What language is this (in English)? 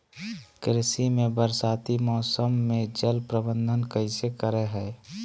Magahi